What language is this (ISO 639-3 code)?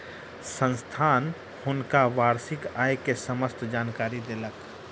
mai